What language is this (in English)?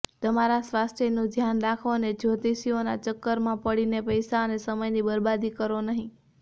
Gujarati